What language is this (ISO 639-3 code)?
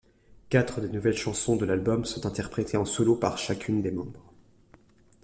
fra